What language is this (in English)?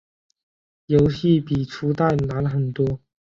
Chinese